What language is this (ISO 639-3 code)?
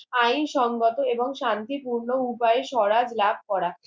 ben